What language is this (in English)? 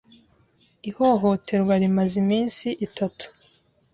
Kinyarwanda